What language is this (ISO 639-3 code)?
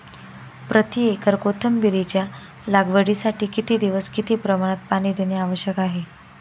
mar